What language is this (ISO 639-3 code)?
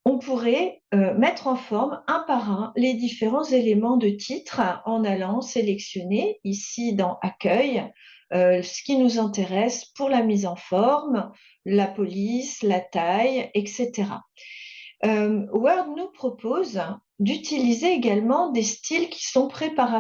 fra